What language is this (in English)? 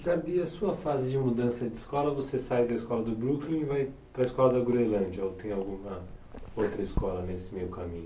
Portuguese